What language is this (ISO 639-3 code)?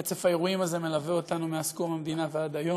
heb